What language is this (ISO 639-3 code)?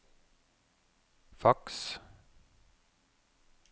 nor